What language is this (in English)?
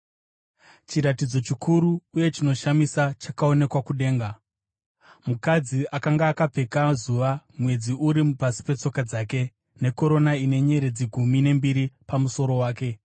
Shona